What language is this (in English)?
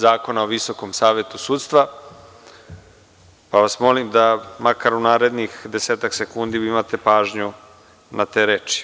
Serbian